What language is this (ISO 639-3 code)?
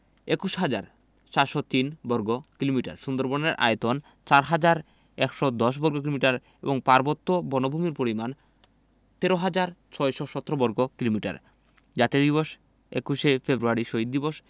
ben